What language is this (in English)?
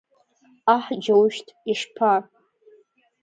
Abkhazian